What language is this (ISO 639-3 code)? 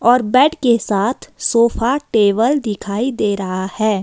hin